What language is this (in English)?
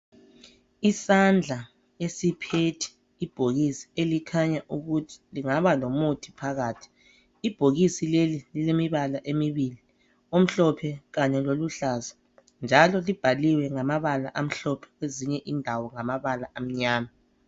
North Ndebele